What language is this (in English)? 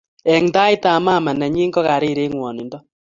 Kalenjin